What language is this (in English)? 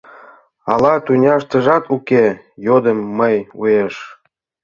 Mari